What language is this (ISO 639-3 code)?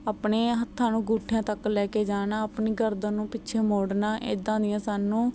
pan